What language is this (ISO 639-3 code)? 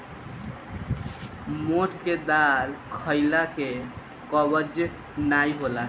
bho